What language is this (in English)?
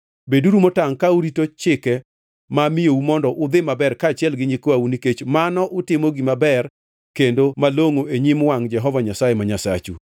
Luo (Kenya and Tanzania)